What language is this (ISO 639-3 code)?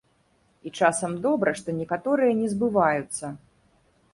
bel